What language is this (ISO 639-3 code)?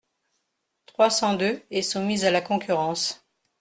fra